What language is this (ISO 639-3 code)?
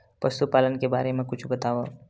hne